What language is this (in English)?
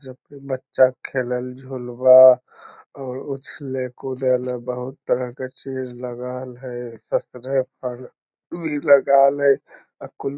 Magahi